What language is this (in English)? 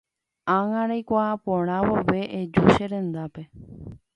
Guarani